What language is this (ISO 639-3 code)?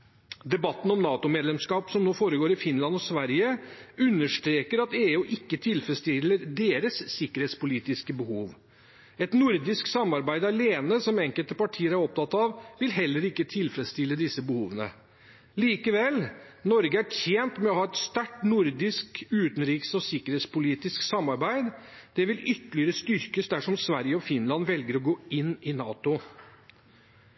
nob